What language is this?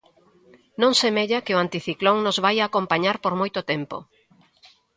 Galician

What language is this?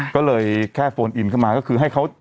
Thai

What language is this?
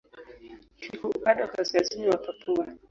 Swahili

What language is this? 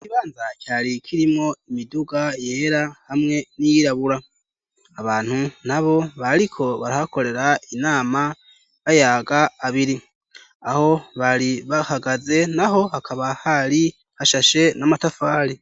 Rundi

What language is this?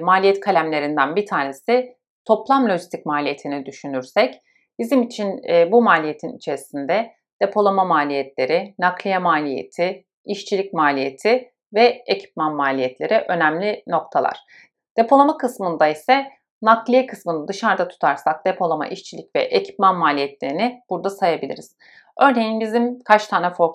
Turkish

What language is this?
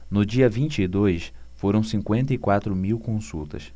Portuguese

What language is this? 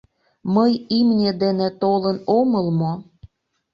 Mari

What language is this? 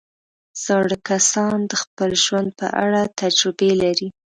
Pashto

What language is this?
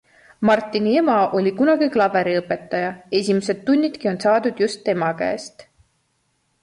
Estonian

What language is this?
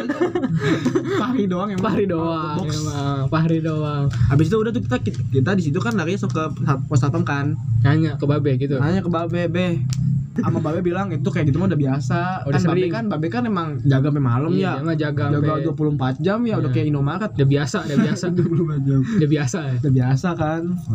Indonesian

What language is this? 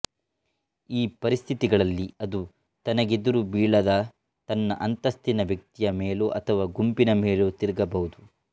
Kannada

